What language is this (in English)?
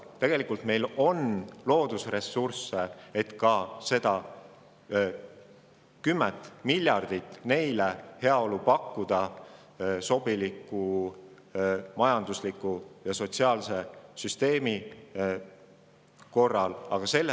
Estonian